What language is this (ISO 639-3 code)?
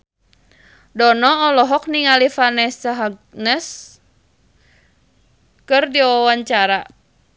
sun